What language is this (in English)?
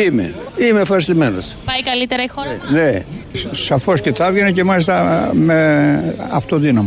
Greek